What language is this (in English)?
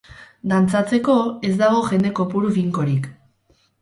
Basque